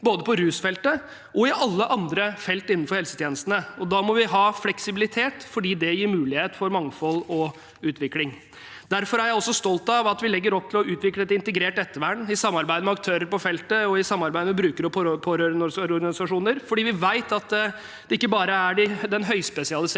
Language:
Norwegian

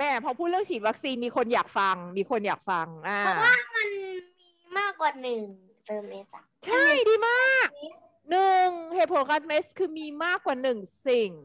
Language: Thai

